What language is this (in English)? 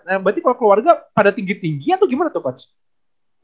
Indonesian